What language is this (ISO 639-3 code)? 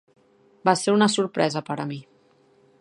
cat